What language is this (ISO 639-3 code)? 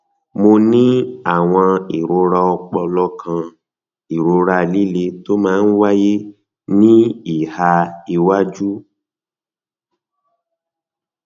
yor